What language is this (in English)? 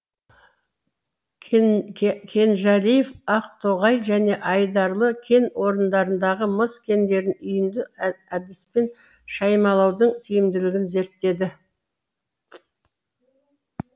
Kazakh